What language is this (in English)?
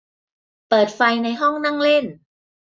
Thai